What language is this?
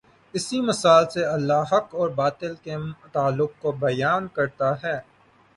Urdu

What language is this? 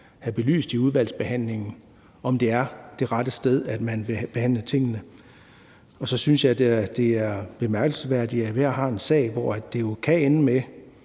Danish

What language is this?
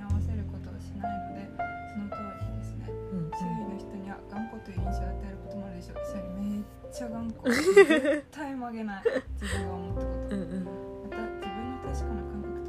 Japanese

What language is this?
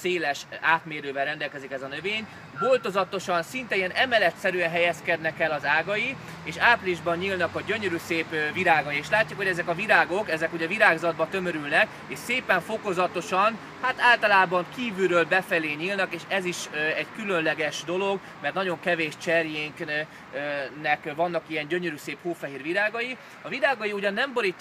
Hungarian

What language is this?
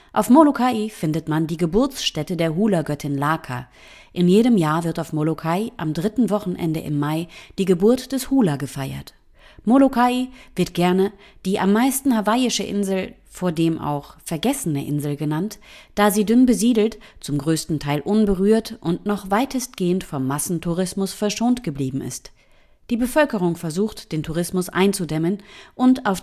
German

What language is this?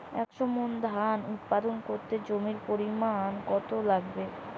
Bangla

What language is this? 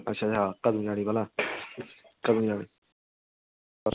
Dogri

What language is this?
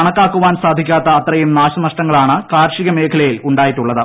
Malayalam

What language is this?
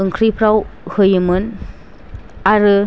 Bodo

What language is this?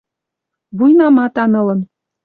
Western Mari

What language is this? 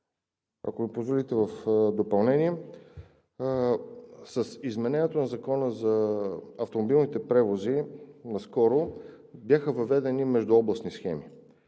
Bulgarian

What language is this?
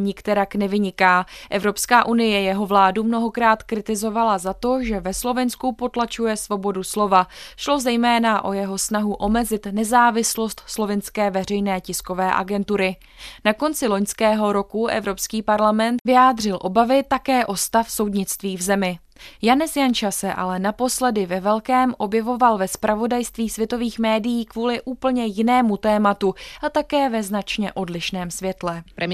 Czech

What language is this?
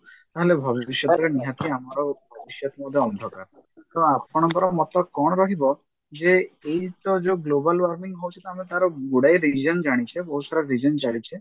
Odia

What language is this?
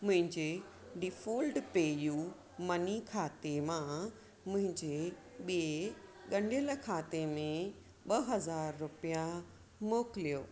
Sindhi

